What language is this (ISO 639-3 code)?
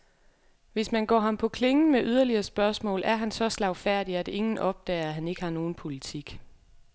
dan